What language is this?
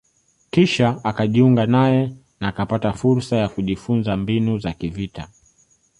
Swahili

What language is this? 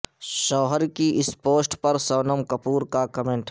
Urdu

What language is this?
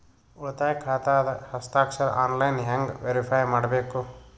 Kannada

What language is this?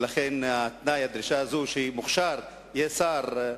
Hebrew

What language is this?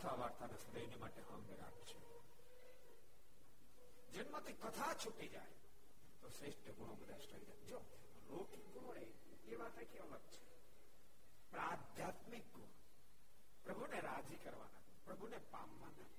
Gujarati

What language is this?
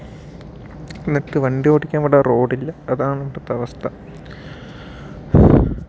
Malayalam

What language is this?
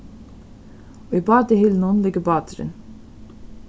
Faroese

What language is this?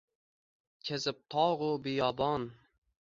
Uzbek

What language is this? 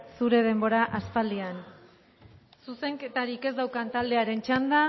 Basque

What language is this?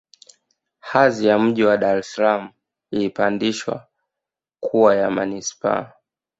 Swahili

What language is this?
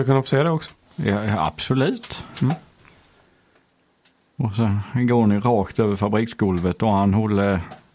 Swedish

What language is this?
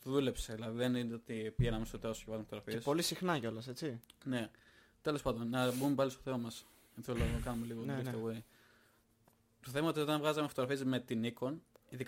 Greek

